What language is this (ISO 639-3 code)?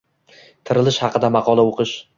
uzb